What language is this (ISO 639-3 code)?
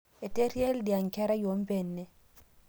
mas